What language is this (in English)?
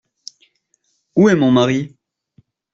French